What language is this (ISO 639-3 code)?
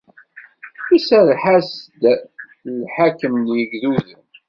kab